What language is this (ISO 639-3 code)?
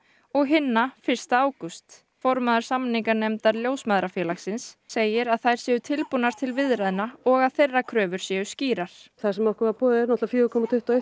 isl